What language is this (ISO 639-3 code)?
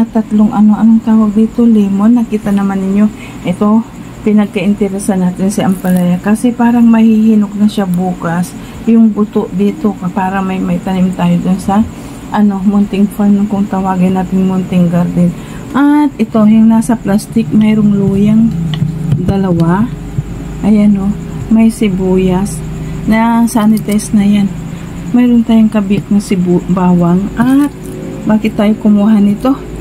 fil